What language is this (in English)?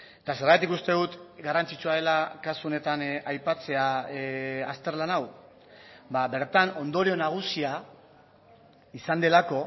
Basque